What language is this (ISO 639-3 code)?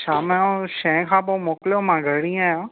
snd